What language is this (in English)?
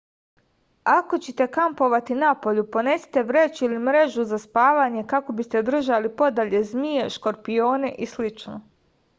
Serbian